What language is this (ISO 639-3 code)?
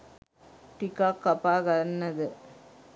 sin